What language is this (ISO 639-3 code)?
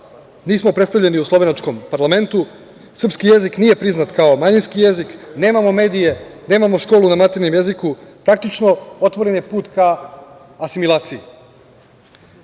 srp